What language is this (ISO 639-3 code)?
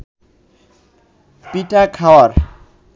ben